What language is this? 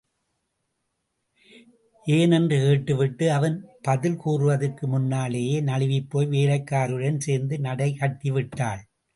Tamil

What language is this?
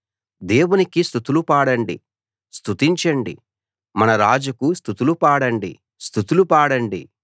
Telugu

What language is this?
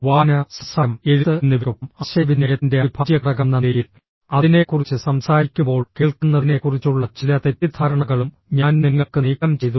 Malayalam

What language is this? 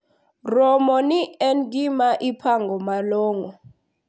Luo (Kenya and Tanzania)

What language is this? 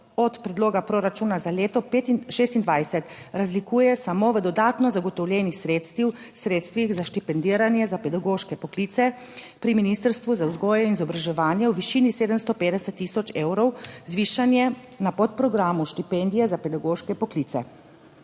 Slovenian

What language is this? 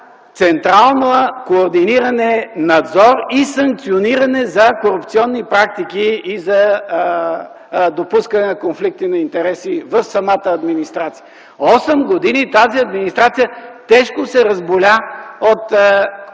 Bulgarian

